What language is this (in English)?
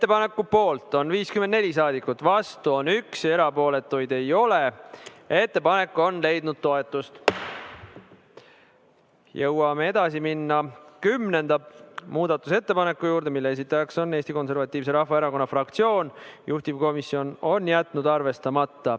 Estonian